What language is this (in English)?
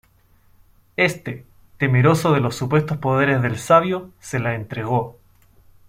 Spanish